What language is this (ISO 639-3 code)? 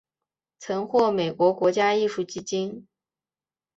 zho